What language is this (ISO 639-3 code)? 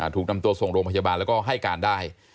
tha